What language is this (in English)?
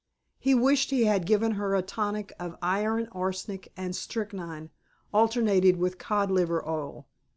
English